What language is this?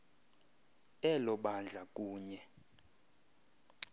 Xhosa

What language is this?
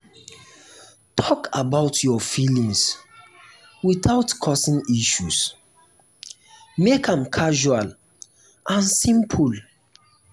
Nigerian Pidgin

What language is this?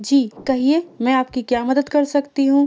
Urdu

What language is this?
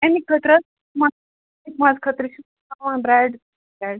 Kashmiri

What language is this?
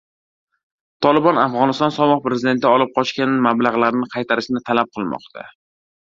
Uzbek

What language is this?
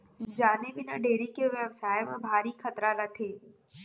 Chhattisgarhi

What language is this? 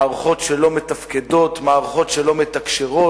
Hebrew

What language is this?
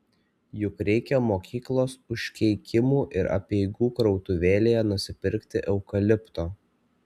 Lithuanian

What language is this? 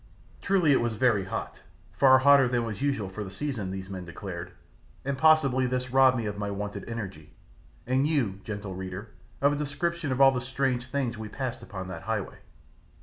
English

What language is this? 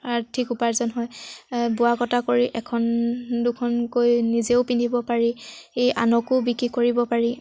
Assamese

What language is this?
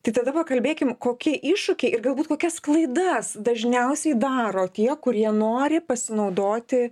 Lithuanian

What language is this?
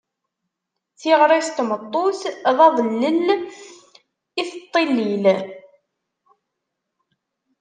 Kabyle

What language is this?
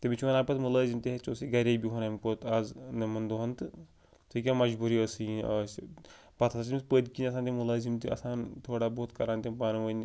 Kashmiri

